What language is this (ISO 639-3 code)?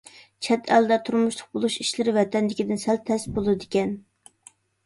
uig